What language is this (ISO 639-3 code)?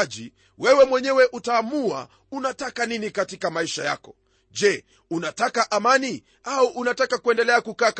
swa